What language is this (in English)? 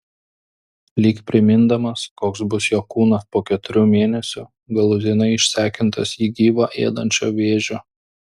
Lithuanian